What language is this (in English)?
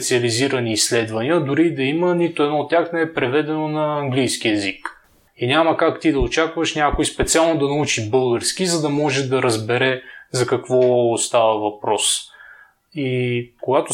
Bulgarian